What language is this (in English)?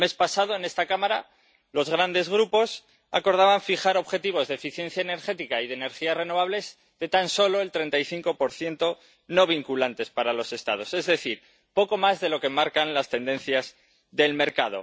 Spanish